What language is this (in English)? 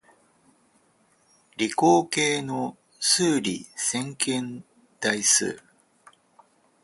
Japanese